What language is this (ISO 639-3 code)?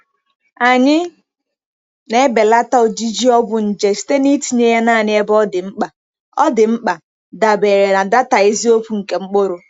ibo